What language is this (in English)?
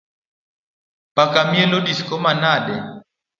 Luo (Kenya and Tanzania)